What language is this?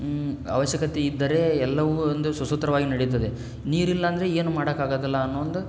Kannada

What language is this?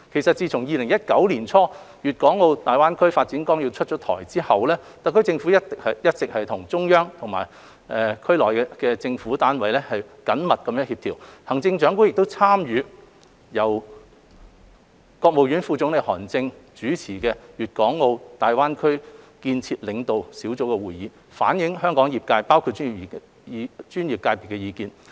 Cantonese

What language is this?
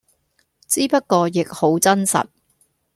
Cantonese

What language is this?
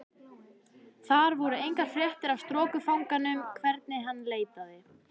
Icelandic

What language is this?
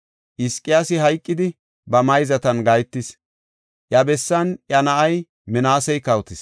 Gofa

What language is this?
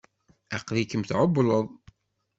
Kabyle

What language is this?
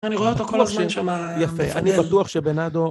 Hebrew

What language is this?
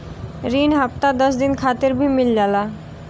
Bhojpuri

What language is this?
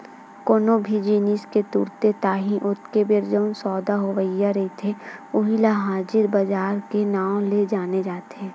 Chhattisgarhi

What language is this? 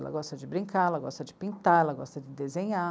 Portuguese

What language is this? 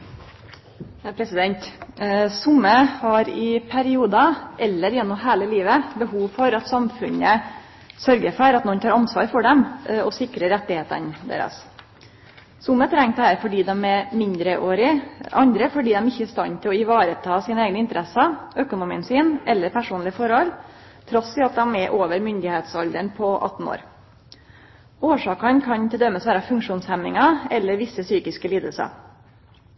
Norwegian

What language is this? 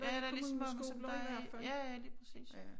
Danish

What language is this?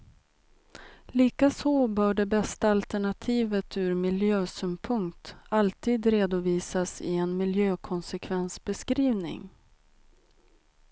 Swedish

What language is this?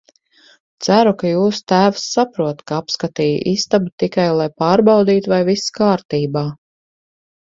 Latvian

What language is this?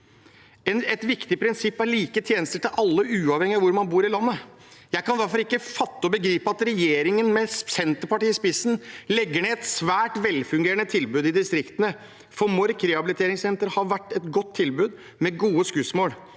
Norwegian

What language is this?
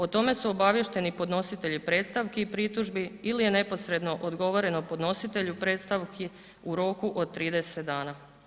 Croatian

